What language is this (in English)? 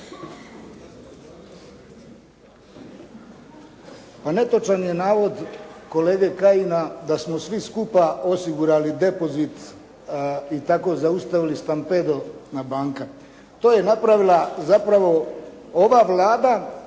Croatian